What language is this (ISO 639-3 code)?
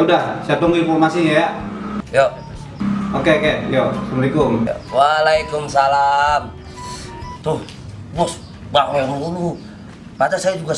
ind